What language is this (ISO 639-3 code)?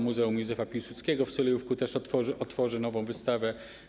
pol